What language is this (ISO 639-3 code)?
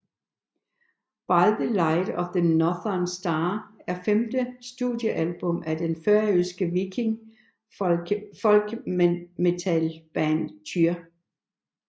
dan